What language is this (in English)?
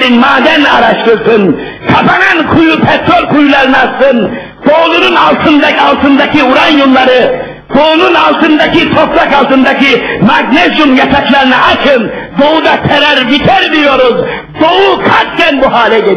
Turkish